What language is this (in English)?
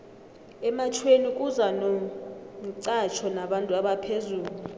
South Ndebele